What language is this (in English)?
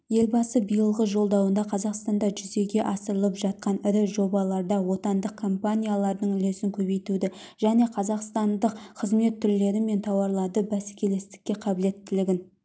Kazakh